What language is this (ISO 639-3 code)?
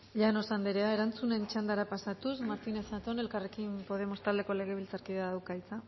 eus